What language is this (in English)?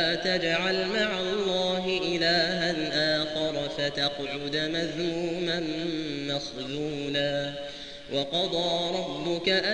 Arabic